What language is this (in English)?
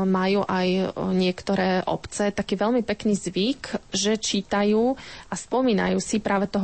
Slovak